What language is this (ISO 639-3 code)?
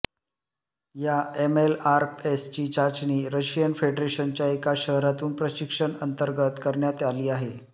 mar